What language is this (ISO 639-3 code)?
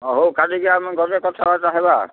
ori